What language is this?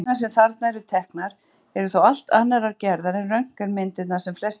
Icelandic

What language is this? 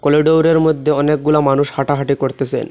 Bangla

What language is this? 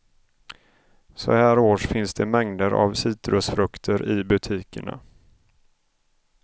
Swedish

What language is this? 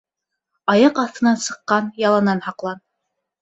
Bashkir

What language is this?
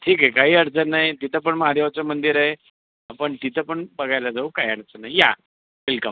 Marathi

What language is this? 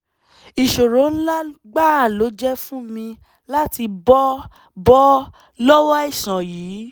Yoruba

